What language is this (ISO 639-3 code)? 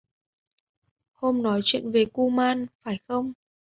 vie